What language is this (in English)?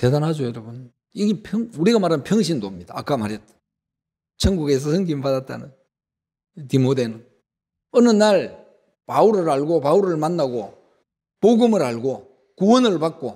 Korean